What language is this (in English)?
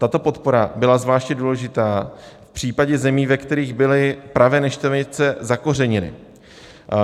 Czech